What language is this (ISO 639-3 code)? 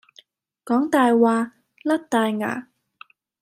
yue